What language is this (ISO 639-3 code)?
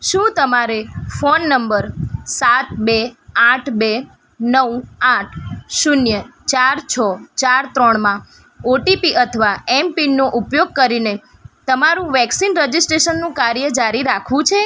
guj